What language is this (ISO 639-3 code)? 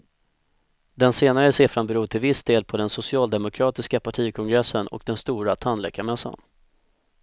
swe